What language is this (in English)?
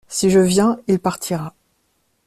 French